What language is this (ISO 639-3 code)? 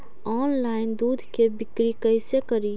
mag